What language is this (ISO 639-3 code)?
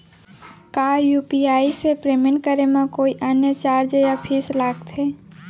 hne